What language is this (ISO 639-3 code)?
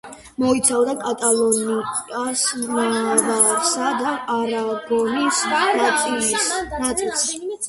kat